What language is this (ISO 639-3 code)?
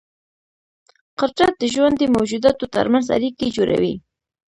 pus